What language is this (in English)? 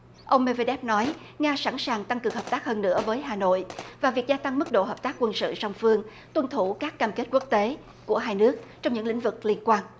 Vietnamese